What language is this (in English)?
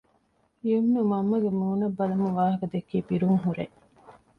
Divehi